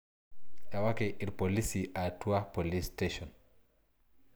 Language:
Masai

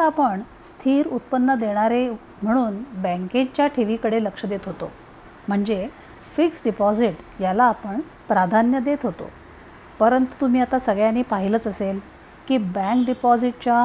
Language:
Marathi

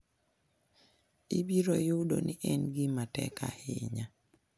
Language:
Luo (Kenya and Tanzania)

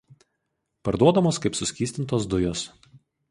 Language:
Lithuanian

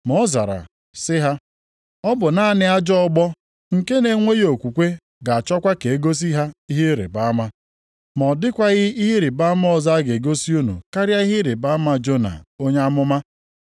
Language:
Igbo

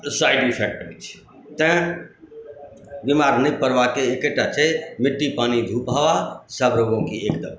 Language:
Maithili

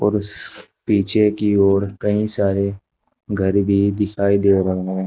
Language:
Hindi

